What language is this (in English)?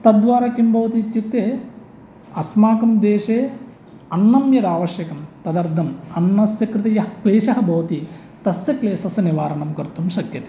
Sanskrit